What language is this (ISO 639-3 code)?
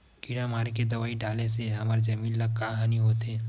hne